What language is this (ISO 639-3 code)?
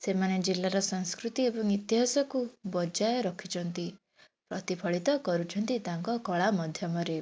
ori